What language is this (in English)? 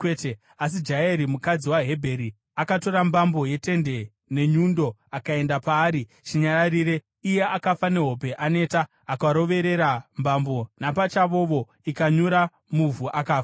Shona